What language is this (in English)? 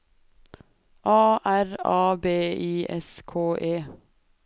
Norwegian